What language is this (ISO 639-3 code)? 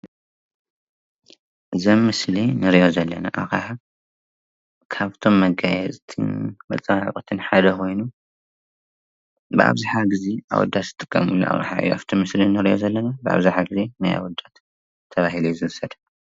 tir